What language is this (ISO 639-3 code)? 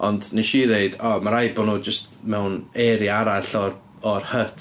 cym